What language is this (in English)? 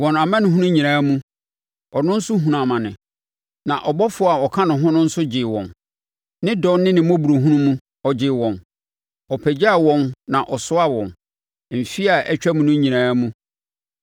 Akan